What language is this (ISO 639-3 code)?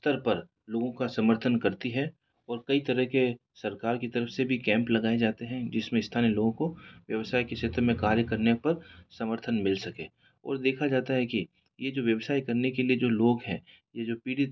hin